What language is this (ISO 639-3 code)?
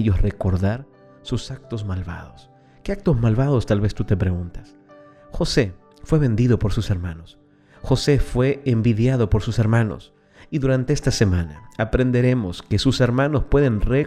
spa